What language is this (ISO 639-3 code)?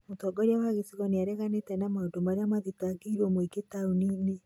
kik